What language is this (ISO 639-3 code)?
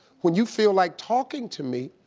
eng